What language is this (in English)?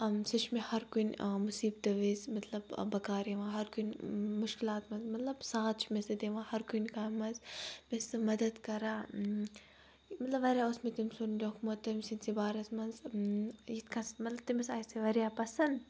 Kashmiri